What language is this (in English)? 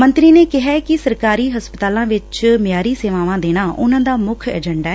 Punjabi